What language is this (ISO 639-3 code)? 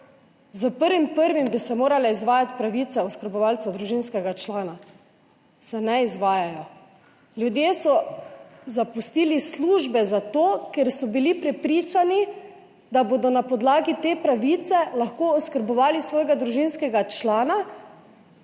slv